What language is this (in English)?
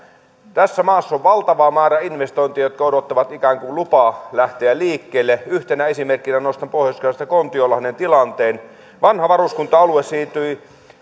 Finnish